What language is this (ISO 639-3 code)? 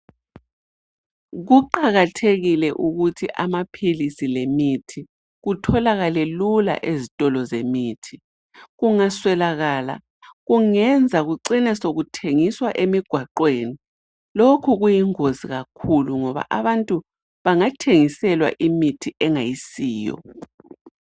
nde